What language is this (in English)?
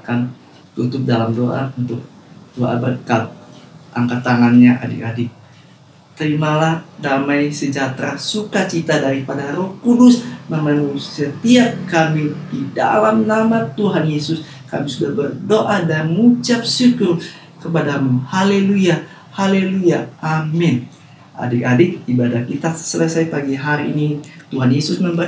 Indonesian